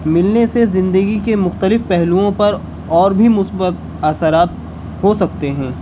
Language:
Urdu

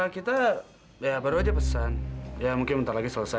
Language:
Indonesian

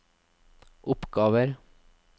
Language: Norwegian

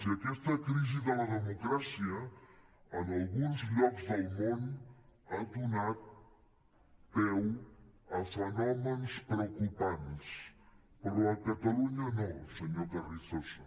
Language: Catalan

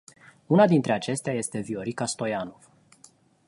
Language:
Romanian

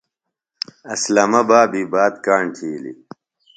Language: Phalura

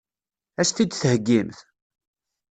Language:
Kabyle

